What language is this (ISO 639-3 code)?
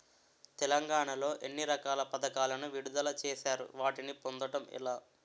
tel